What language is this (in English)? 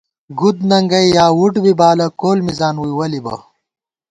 Gawar-Bati